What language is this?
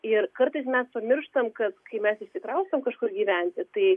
Lithuanian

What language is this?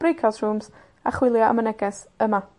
Welsh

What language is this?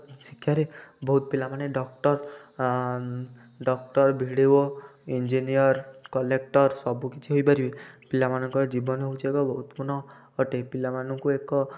Odia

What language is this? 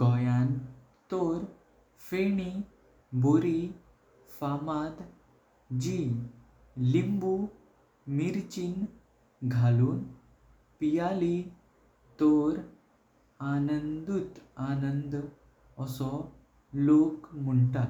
Konkani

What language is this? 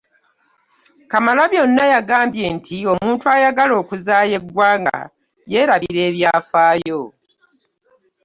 Ganda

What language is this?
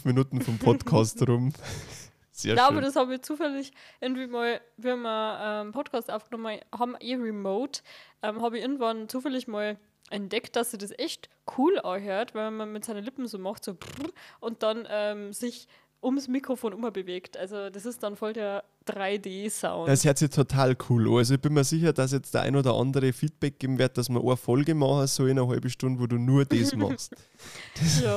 German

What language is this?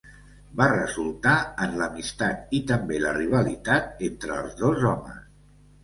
Catalan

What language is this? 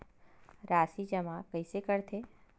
Chhattisgarhi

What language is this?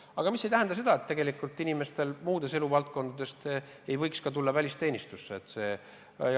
Estonian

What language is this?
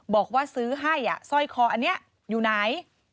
Thai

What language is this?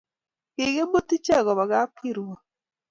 Kalenjin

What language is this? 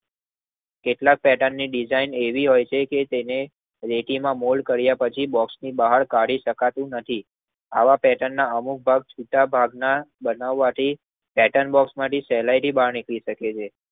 Gujarati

